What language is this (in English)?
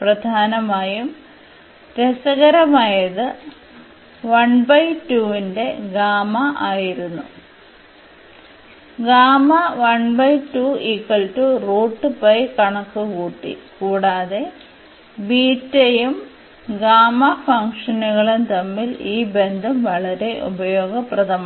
Malayalam